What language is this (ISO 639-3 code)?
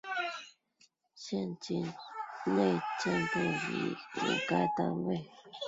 zho